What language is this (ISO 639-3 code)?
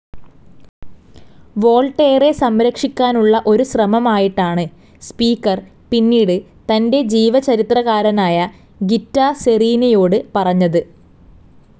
mal